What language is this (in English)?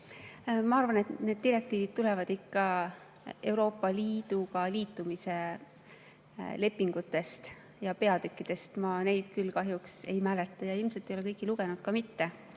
Estonian